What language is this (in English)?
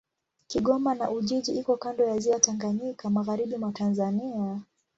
Swahili